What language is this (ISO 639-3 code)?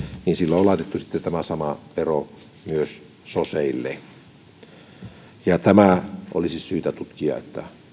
fin